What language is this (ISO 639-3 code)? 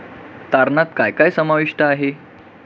mar